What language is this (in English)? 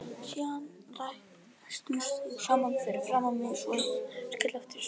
Icelandic